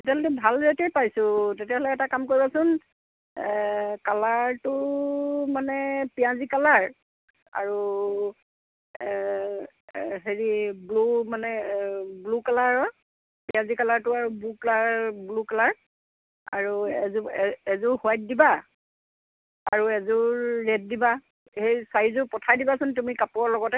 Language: Assamese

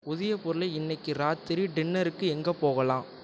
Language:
Tamil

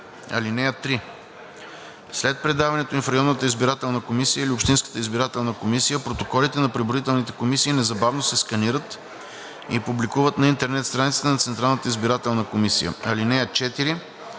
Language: Bulgarian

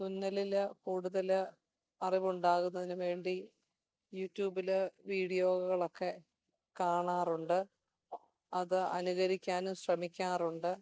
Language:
Malayalam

